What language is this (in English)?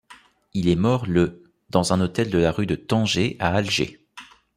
French